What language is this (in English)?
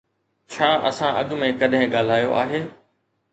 Sindhi